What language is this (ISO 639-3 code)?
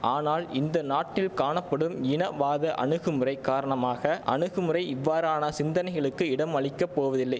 tam